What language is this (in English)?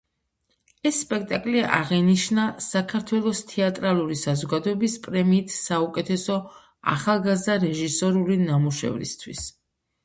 Georgian